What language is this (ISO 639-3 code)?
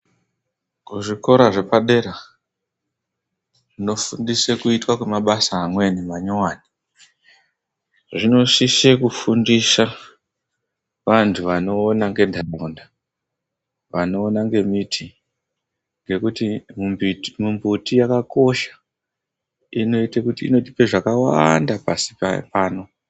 ndc